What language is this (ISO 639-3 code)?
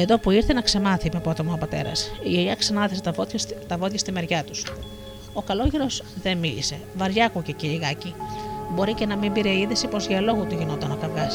ell